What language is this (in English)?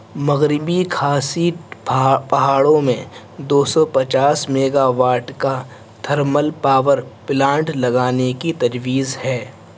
Urdu